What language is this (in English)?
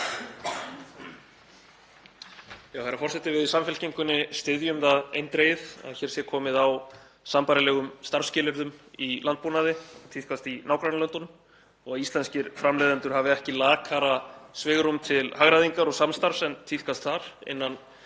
Icelandic